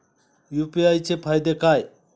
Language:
Marathi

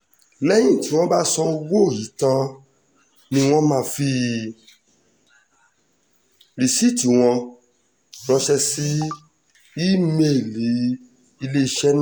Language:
Yoruba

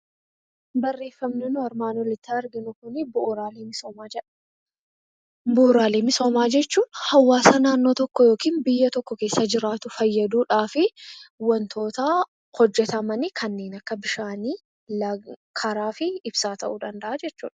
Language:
Oromo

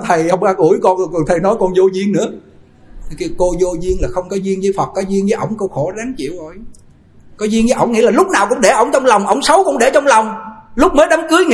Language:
Vietnamese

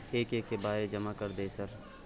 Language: Maithili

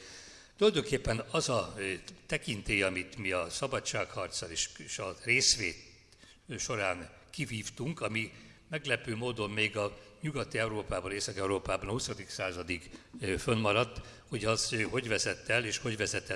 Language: Hungarian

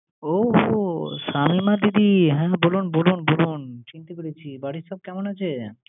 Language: Bangla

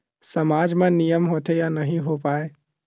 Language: Chhattisgarhi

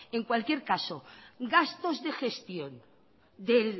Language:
Spanish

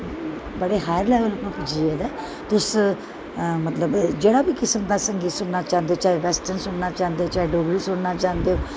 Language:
Dogri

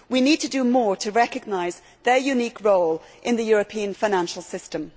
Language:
English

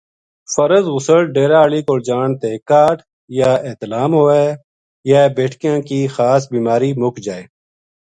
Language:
Gujari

